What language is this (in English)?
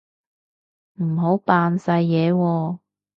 Cantonese